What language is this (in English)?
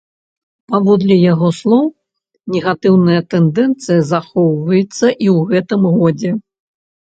Belarusian